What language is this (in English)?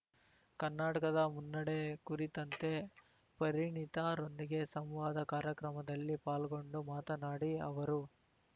Kannada